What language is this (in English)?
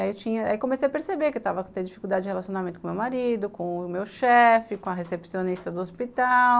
Portuguese